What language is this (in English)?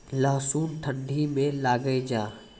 Maithili